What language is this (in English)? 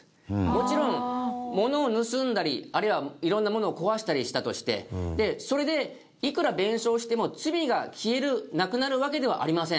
Japanese